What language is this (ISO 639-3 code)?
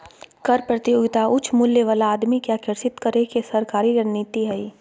mag